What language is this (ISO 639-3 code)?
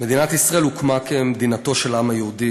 heb